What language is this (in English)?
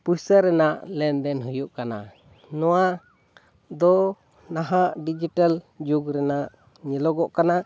Santali